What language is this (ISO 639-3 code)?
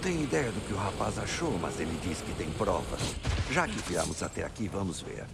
por